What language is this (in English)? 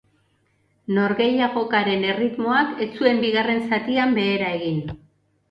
Basque